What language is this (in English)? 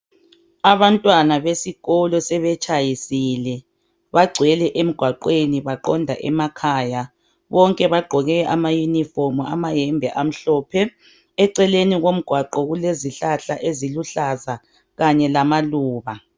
North Ndebele